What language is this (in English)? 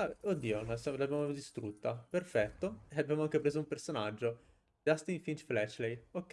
Italian